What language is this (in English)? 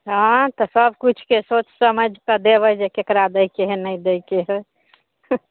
Maithili